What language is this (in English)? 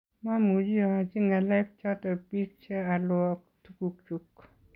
Kalenjin